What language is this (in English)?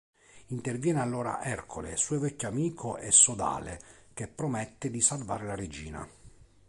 Italian